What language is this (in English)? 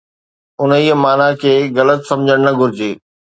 Sindhi